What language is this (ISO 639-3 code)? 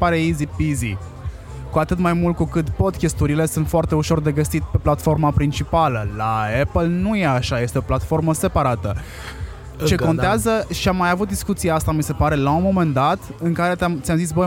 ron